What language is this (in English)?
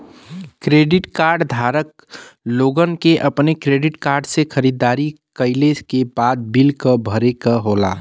Bhojpuri